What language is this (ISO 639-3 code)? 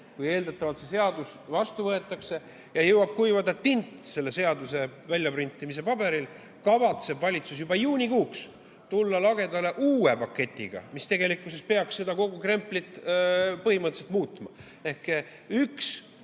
est